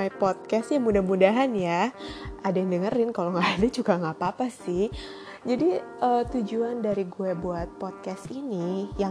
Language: Indonesian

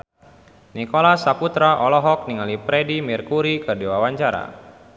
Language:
Sundanese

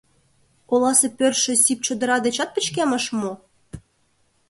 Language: Mari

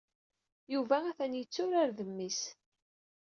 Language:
Kabyle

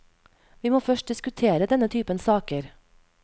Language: Norwegian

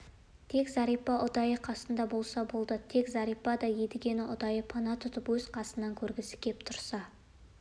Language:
Kazakh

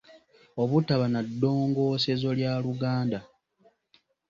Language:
Ganda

